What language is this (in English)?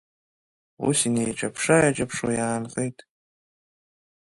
Abkhazian